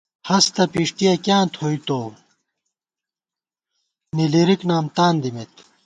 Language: Gawar-Bati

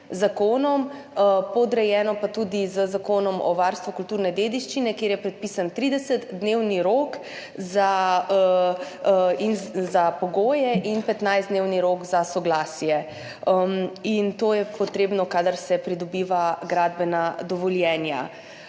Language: Slovenian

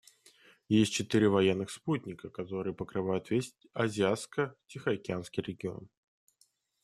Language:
Russian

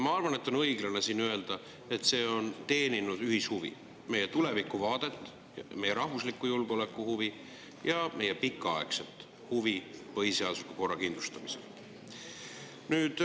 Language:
Estonian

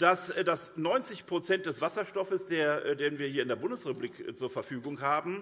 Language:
German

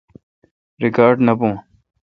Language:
Kalkoti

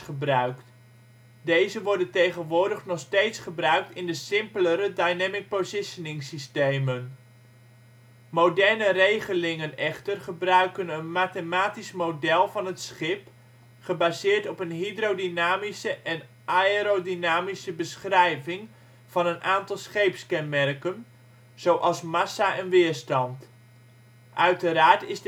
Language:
Dutch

